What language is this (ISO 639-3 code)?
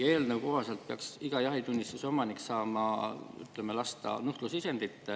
est